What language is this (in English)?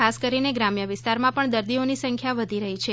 Gujarati